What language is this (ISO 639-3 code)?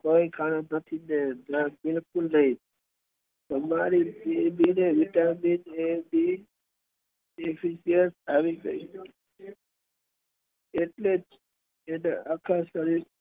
guj